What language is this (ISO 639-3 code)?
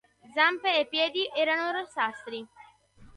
ita